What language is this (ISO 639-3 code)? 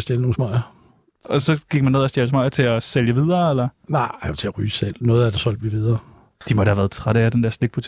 dan